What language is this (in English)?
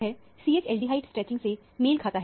Hindi